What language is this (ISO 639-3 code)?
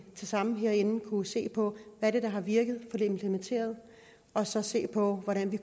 dan